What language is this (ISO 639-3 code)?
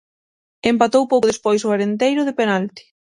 glg